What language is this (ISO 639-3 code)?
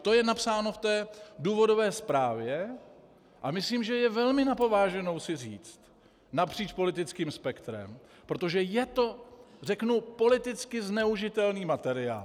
ces